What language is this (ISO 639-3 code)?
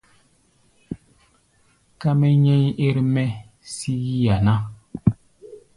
gba